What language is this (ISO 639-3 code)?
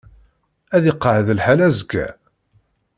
kab